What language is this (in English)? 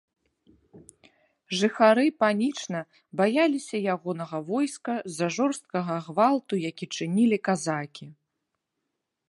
Belarusian